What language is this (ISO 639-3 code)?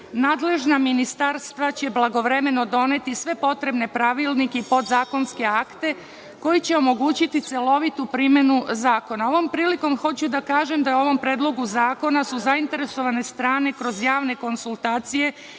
srp